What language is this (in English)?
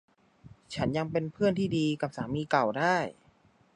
Thai